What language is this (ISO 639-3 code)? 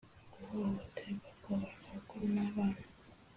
kin